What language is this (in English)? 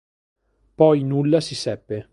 Italian